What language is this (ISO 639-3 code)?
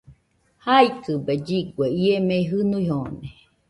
hux